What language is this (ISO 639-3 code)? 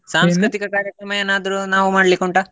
kan